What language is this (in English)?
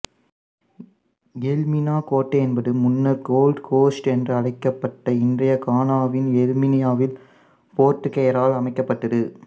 Tamil